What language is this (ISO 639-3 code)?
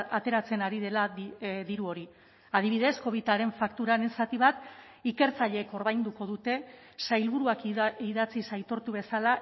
eus